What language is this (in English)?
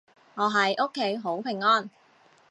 Cantonese